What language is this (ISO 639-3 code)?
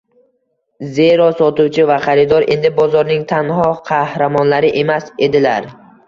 uzb